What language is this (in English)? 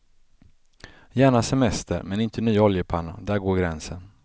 Swedish